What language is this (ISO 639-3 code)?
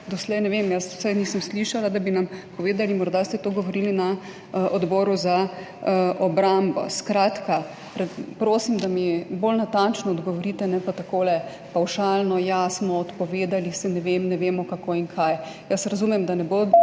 slv